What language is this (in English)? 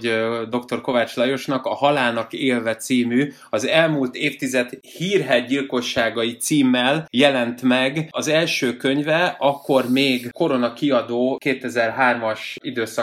Hungarian